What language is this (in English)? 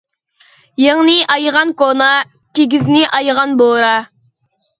Uyghur